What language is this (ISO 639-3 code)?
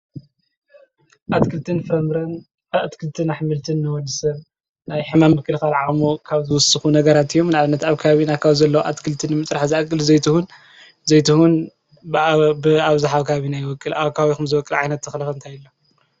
tir